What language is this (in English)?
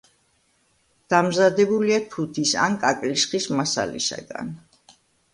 Georgian